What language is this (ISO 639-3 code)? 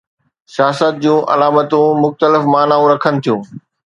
snd